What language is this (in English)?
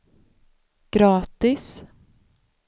Swedish